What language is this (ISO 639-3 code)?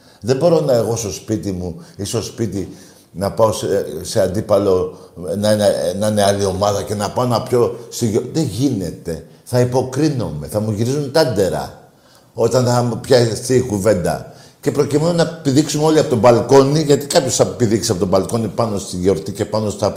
ell